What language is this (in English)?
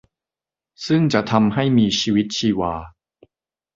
Thai